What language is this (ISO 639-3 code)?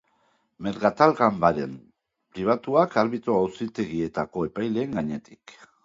eus